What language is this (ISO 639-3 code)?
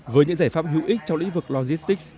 vie